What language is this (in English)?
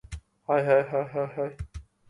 English